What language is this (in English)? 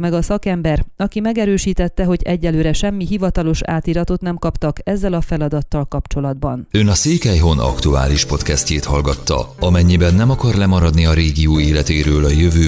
Hungarian